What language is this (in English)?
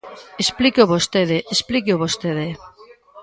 Galician